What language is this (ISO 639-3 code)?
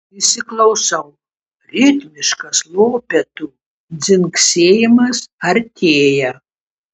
lit